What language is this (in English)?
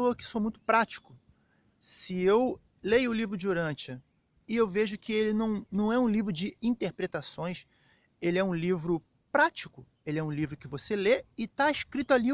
Portuguese